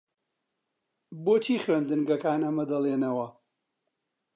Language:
Central Kurdish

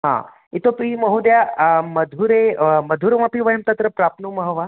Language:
Sanskrit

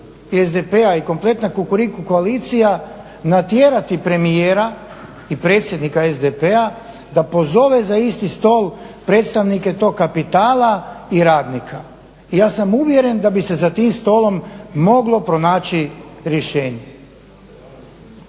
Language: Croatian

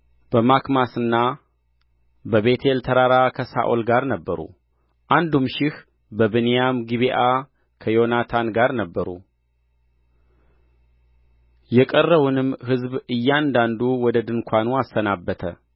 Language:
Amharic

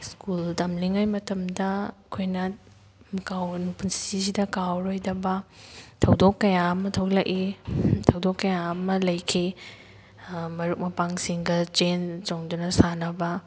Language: Manipuri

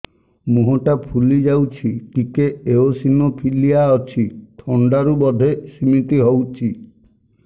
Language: Odia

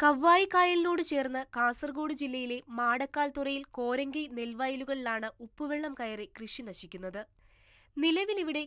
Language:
Turkish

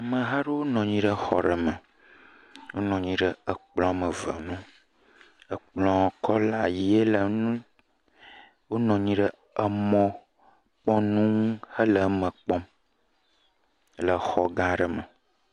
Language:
Ewe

